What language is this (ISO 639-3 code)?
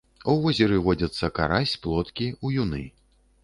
bel